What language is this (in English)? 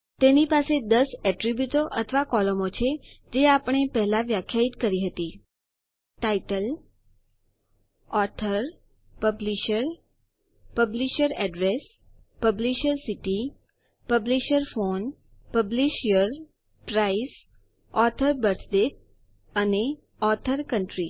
Gujarati